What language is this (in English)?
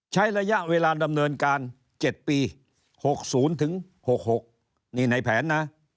Thai